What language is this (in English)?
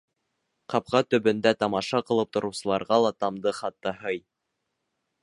Bashkir